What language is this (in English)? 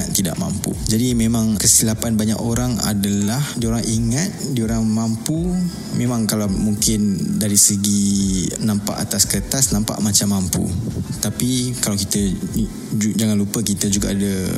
Malay